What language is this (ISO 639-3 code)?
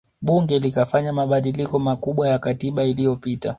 swa